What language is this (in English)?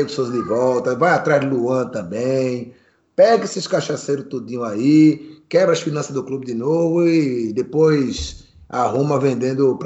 Portuguese